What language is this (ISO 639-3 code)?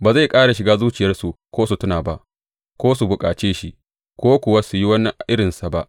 hau